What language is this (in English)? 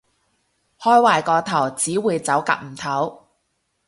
Cantonese